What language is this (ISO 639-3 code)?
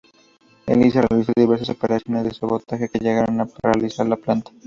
spa